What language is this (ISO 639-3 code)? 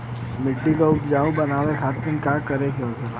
bho